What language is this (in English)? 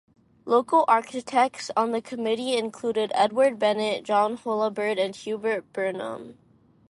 English